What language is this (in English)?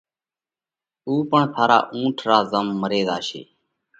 Parkari Koli